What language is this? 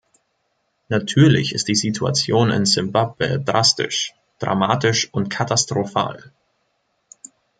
German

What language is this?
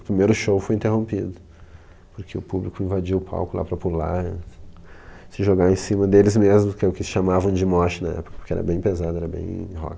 Portuguese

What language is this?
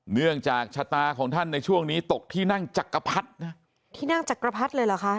Thai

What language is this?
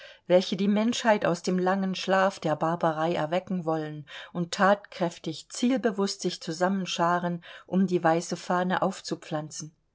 German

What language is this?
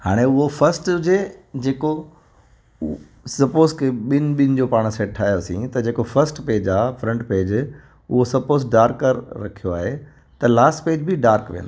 Sindhi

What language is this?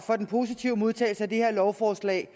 Danish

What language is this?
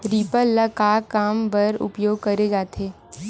Chhattisgarhi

